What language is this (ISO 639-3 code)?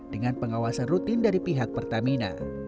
ind